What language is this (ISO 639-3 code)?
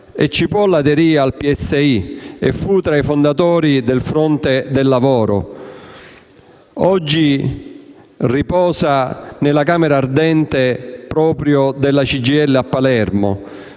ita